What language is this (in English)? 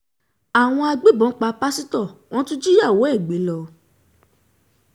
Yoruba